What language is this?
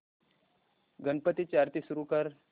Marathi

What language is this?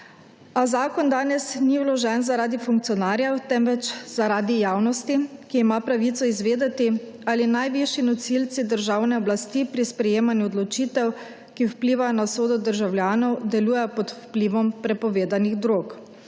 Slovenian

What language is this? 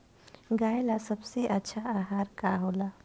Bhojpuri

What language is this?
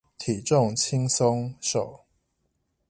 Chinese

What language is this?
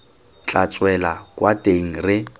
Tswana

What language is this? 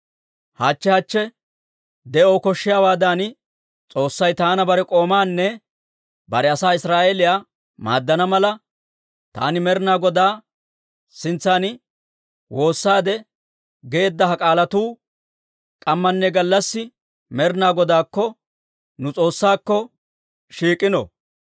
Dawro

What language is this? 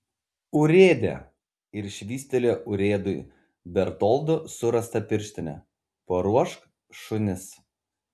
Lithuanian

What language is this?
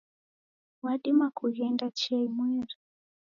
Taita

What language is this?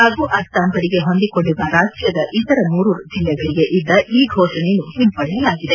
Kannada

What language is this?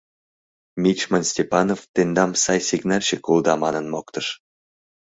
Mari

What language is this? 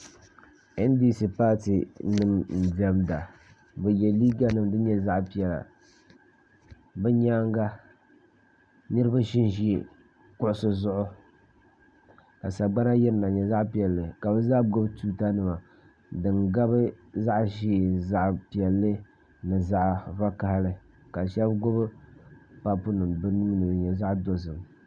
Dagbani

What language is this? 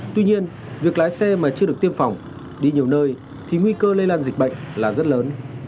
Vietnamese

